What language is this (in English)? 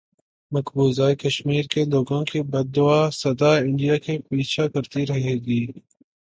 Urdu